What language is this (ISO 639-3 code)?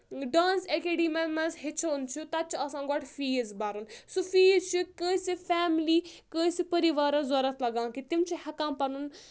kas